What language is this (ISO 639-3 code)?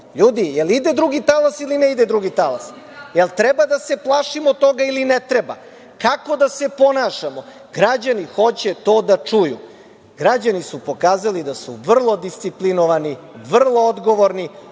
srp